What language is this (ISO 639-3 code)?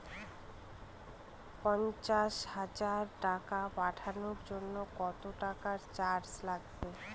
ben